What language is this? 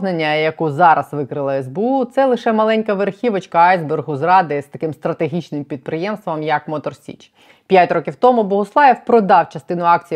Ukrainian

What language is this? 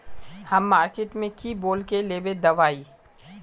Magahi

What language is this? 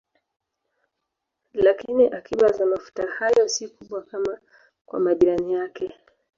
Swahili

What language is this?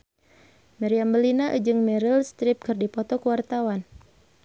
Sundanese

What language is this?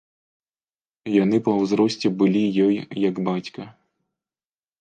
Belarusian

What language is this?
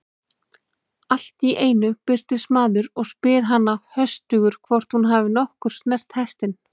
Icelandic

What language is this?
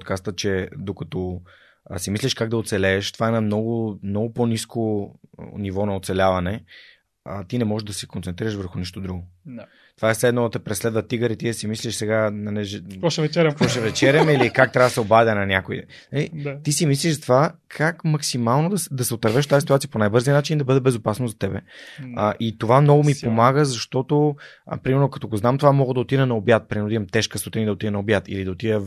Bulgarian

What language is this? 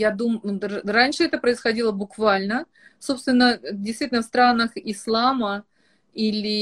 Russian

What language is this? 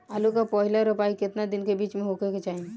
Bhojpuri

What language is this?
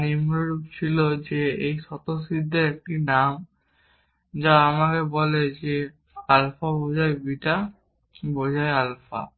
Bangla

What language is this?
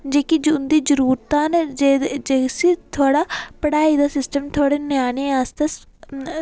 Dogri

